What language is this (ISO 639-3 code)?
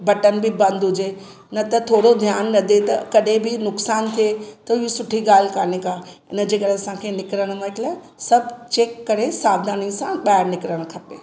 snd